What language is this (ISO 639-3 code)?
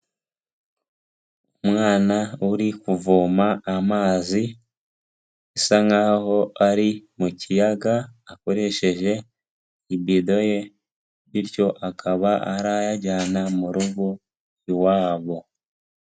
kin